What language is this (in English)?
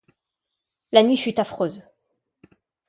French